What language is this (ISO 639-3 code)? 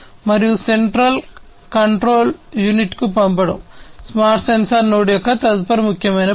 tel